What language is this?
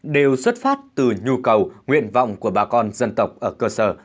Vietnamese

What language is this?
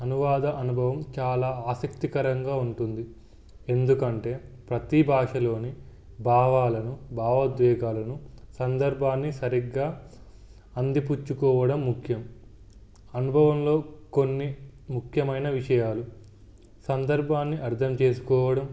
Telugu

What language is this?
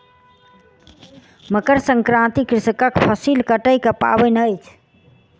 Maithili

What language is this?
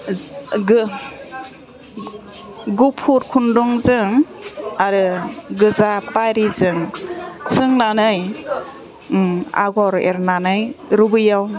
Bodo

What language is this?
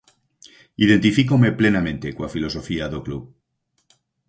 Galician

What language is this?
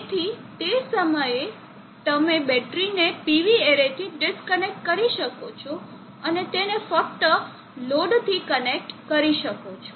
Gujarati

